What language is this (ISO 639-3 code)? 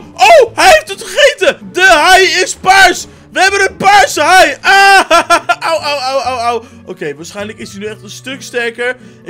nld